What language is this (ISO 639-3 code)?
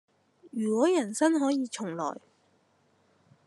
yue